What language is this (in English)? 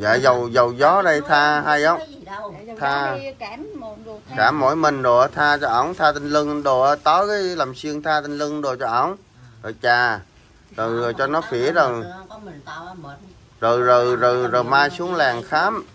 Vietnamese